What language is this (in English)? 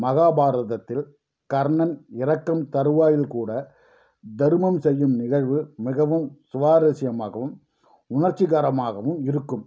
Tamil